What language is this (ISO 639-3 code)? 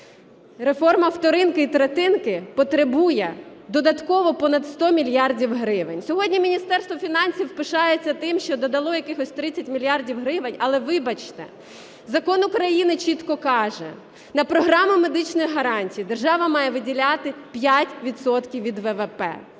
ukr